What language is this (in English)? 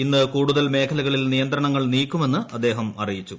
Malayalam